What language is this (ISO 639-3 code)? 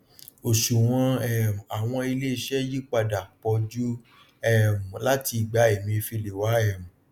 yor